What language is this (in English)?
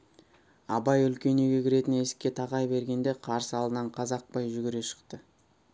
Kazakh